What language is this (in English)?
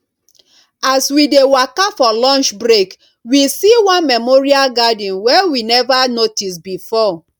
Nigerian Pidgin